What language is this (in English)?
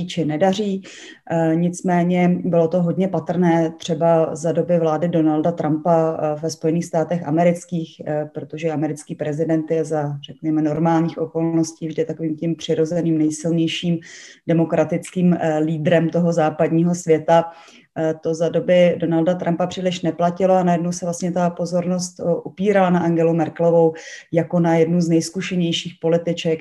Czech